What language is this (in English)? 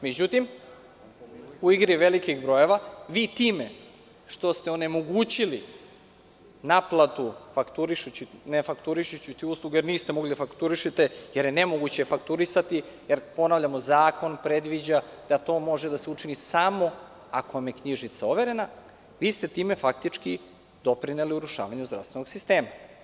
Serbian